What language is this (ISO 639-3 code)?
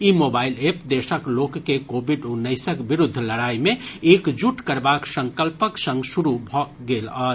mai